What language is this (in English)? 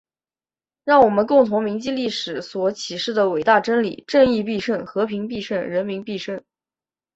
Chinese